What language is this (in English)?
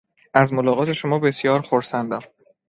Persian